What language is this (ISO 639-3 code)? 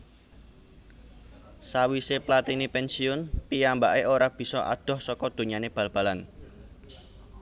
jav